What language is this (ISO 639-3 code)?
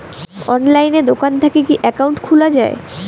ben